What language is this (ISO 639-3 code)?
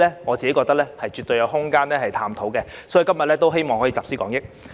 yue